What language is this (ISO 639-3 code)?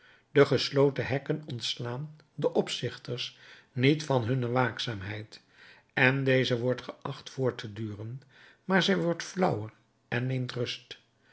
nld